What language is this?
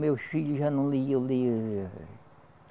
Portuguese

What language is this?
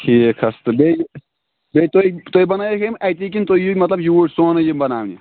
Kashmiri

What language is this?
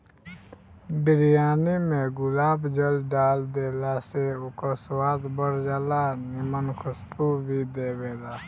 Bhojpuri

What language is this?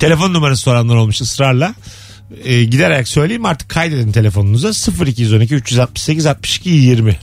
Turkish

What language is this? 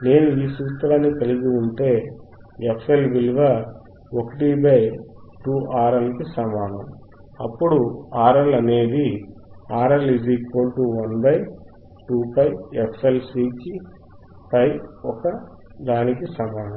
Telugu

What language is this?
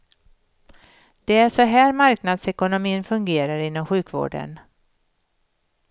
Swedish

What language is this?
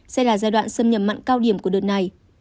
Vietnamese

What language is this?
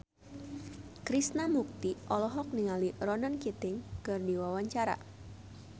Sundanese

